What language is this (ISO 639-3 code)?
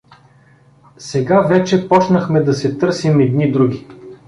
bul